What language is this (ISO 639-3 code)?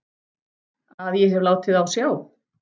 isl